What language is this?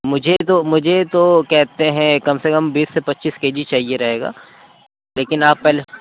Urdu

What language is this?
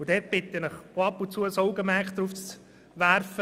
Swiss German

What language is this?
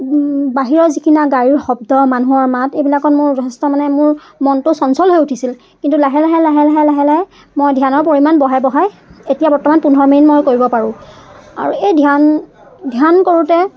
Assamese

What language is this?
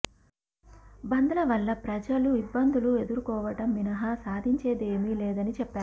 Telugu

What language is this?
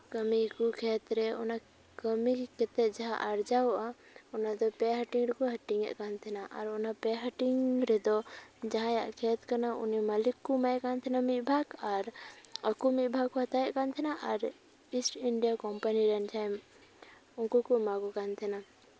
Santali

